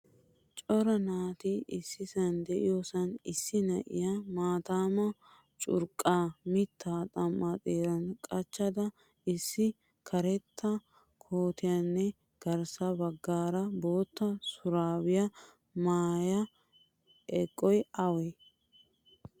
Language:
Wolaytta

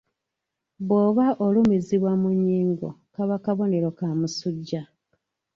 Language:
Ganda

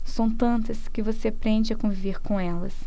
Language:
Portuguese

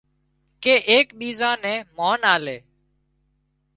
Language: Wadiyara Koli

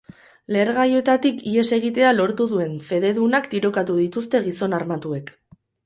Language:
Basque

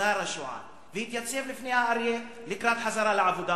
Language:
Hebrew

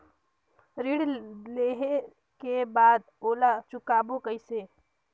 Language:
Chhattisgarhi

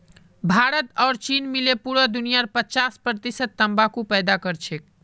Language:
Magahi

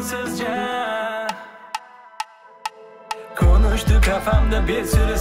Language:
Turkish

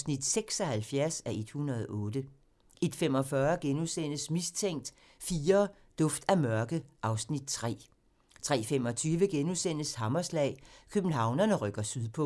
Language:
Danish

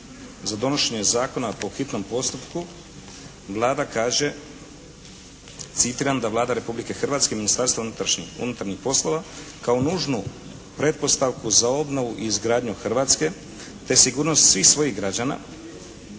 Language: Croatian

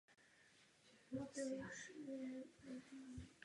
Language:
Czech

